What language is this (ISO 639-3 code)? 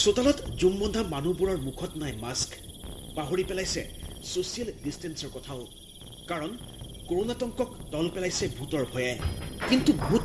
asm